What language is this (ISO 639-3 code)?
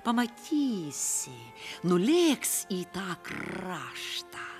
lit